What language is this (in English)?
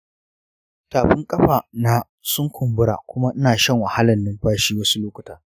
Hausa